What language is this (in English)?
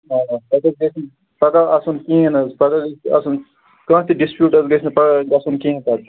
Kashmiri